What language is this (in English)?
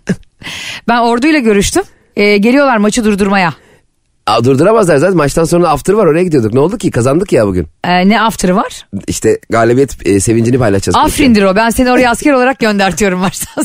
Turkish